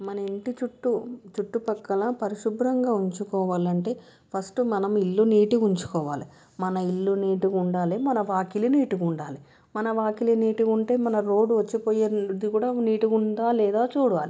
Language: Telugu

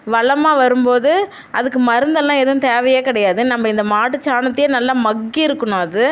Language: Tamil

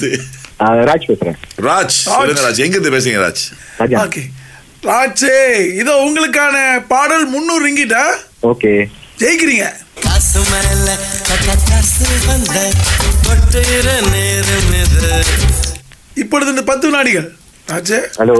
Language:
Tamil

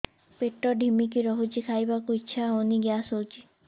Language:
Odia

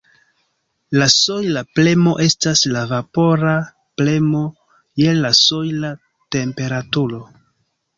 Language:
Esperanto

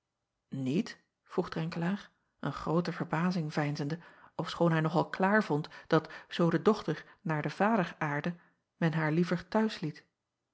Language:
Dutch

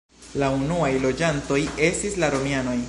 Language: Esperanto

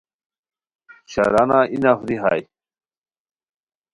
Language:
Khowar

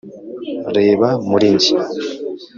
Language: Kinyarwanda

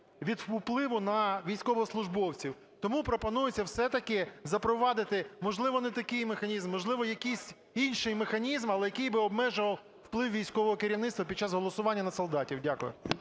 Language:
Ukrainian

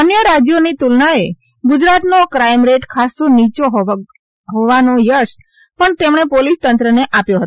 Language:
Gujarati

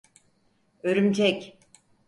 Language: Turkish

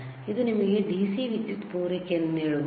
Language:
Kannada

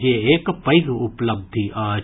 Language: Maithili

